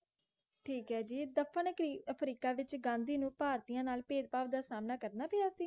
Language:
Punjabi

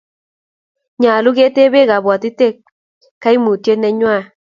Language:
Kalenjin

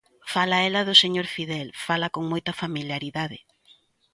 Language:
Galician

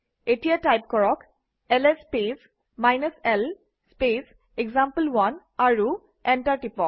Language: Assamese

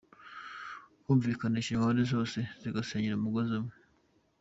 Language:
Kinyarwanda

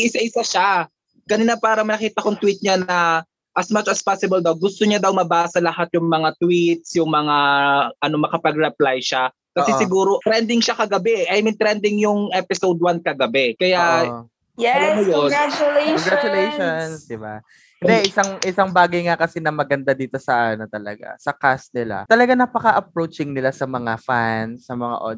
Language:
Filipino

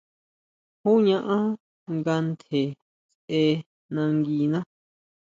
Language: Huautla Mazatec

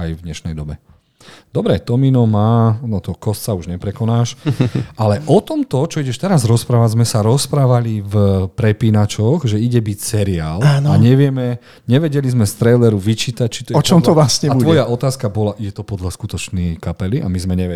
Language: Slovak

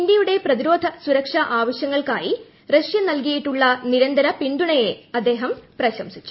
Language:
Malayalam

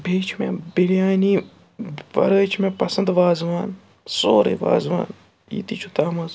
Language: Kashmiri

